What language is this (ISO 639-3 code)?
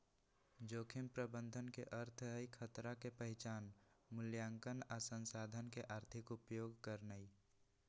mag